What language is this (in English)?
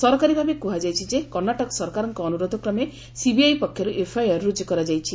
Odia